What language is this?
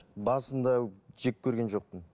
Kazakh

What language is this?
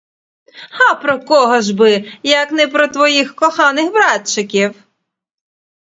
Ukrainian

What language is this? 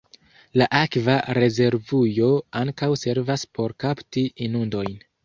Esperanto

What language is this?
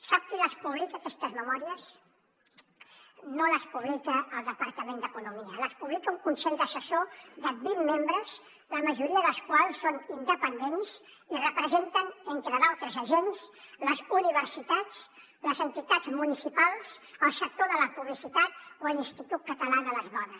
Catalan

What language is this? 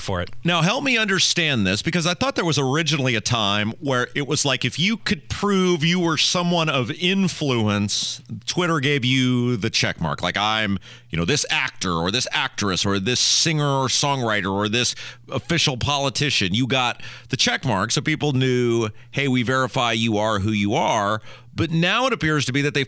English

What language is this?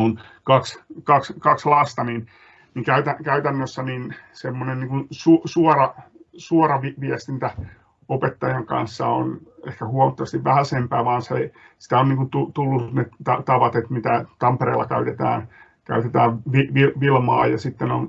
Finnish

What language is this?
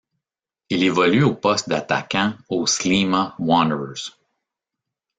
French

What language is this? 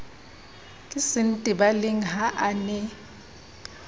Southern Sotho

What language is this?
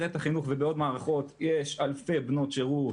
Hebrew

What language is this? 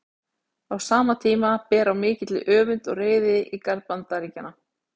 Icelandic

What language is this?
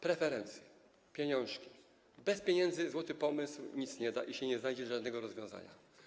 Polish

